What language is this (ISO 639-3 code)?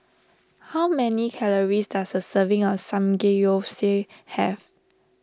eng